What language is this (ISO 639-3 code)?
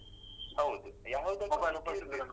kan